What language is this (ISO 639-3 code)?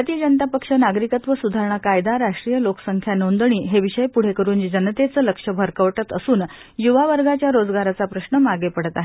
mar